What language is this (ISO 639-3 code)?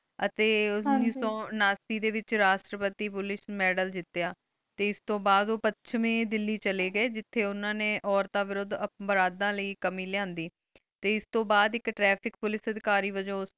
pan